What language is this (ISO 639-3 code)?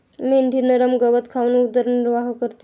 mar